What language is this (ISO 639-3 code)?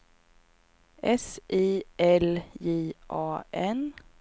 swe